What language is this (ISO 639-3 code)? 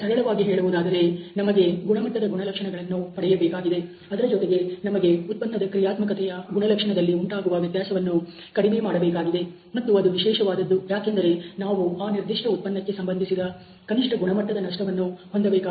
kan